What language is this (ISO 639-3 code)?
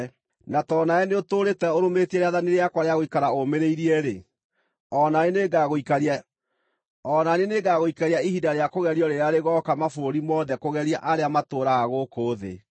kik